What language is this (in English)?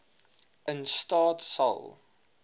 Afrikaans